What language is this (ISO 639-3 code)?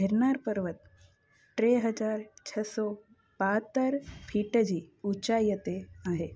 snd